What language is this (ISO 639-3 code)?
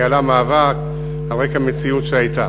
heb